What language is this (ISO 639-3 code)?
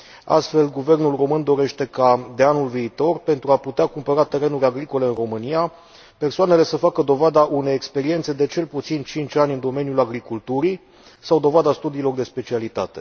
ron